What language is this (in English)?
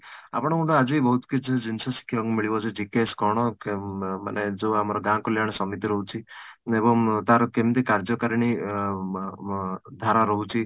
Odia